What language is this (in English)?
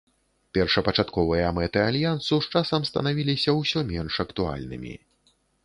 Belarusian